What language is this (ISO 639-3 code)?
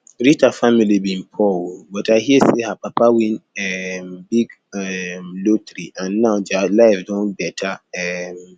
pcm